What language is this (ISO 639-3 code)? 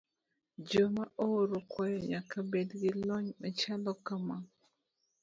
luo